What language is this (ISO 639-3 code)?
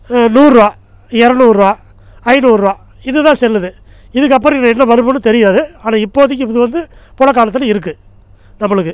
tam